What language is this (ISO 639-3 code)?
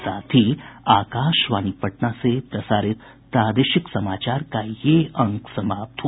hin